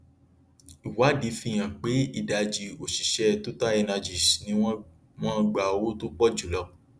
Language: Yoruba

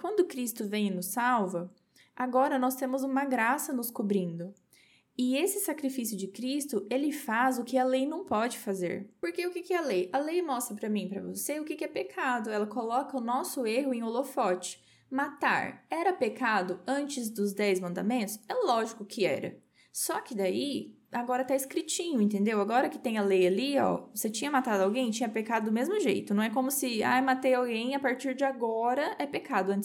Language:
Portuguese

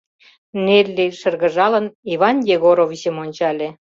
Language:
Mari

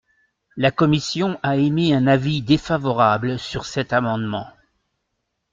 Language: French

